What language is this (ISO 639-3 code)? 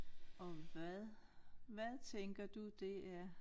dan